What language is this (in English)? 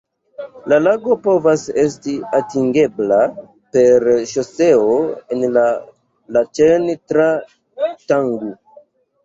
Esperanto